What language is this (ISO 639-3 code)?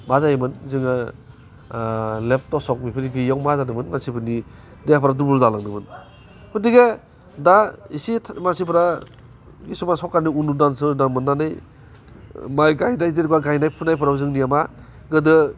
brx